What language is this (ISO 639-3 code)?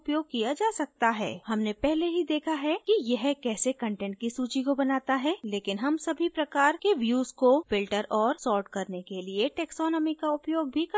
hin